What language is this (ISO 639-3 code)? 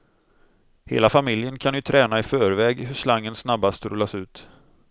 swe